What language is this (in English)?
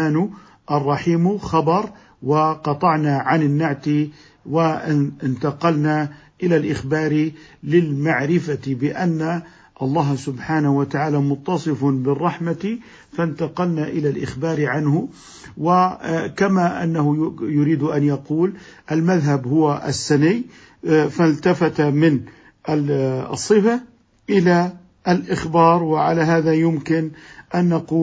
Arabic